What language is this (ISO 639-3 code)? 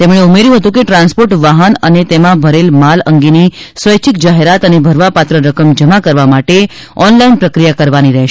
guj